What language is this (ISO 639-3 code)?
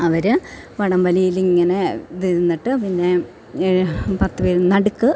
mal